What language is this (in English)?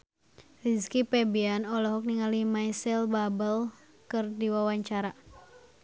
Sundanese